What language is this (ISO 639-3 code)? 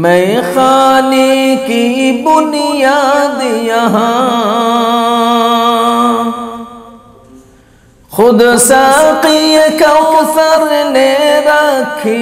ara